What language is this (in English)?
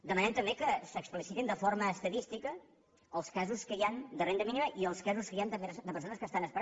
Catalan